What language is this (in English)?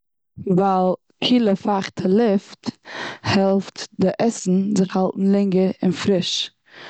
Yiddish